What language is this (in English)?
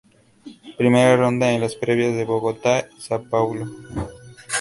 Spanish